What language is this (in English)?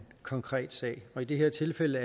Danish